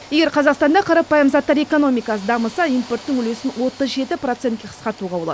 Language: Kazakh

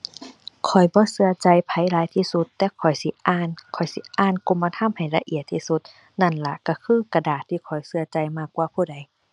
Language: Thai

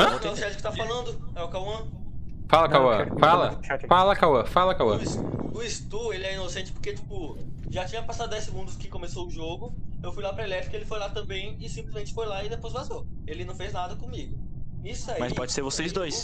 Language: Portuguese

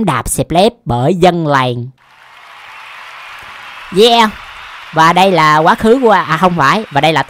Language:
Vietnamese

